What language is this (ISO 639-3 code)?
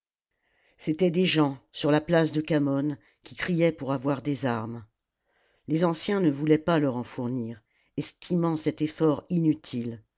fra